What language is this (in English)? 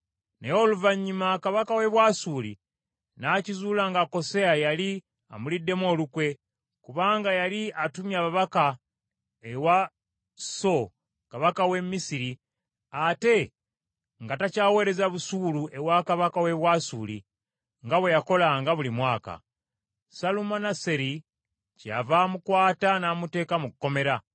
Ganda